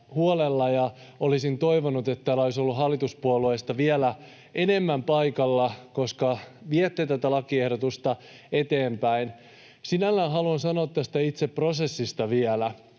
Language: Finnish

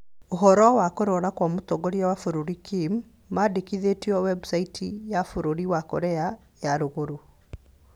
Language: Kikuyu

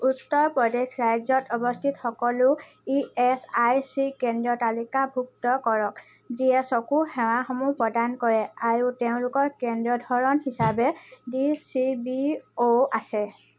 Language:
Assamese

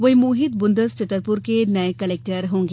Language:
Hindi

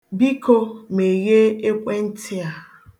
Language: Igbo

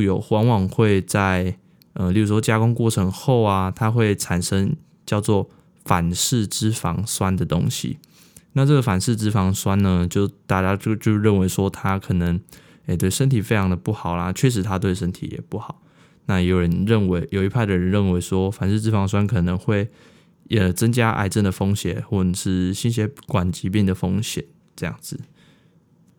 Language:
Chinese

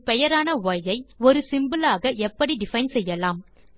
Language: Tamil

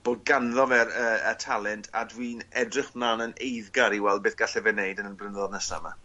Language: Welsh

